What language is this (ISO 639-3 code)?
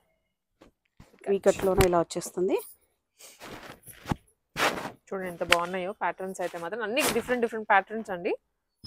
tel